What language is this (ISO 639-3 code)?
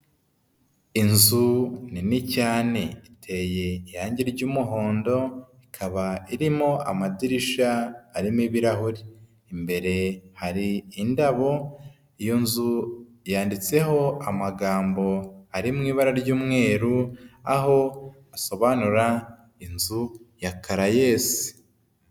kin